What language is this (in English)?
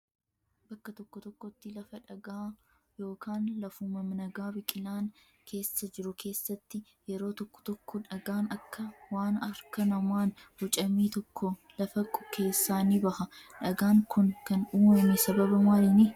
Oromo